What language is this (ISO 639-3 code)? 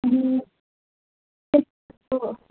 nep